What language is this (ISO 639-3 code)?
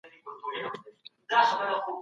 pus